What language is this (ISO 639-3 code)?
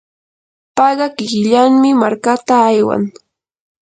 qur